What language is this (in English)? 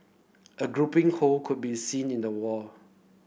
English